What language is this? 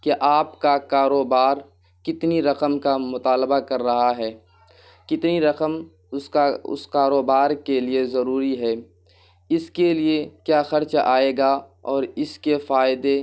Urdu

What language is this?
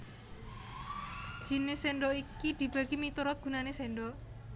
Javanese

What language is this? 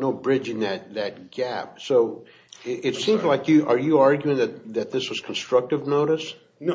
English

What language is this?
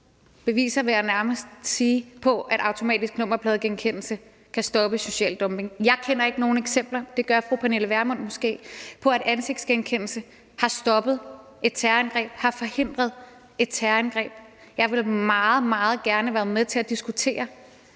Danish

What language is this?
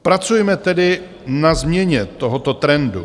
Czech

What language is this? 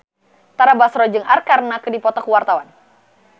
Sundanese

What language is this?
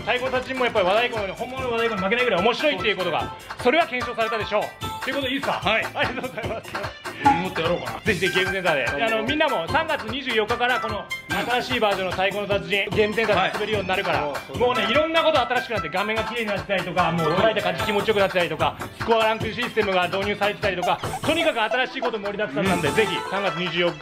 Japanese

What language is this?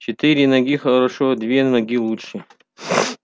Russian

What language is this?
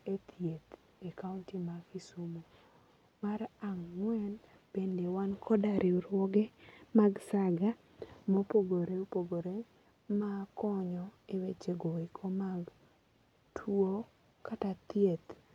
Luo (Kenya and Tanzania)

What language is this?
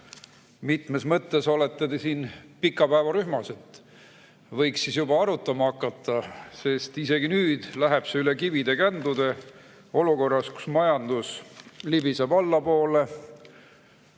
Estonian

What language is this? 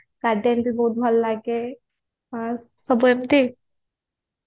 Odia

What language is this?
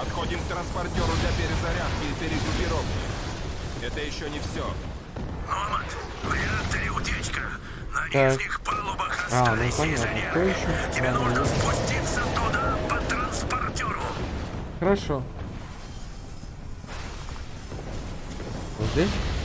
Russian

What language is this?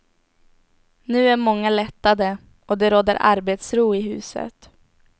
Swedish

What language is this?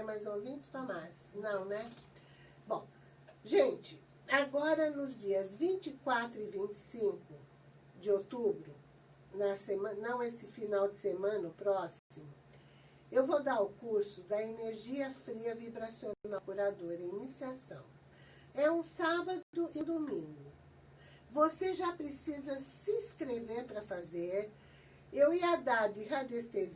Portuguese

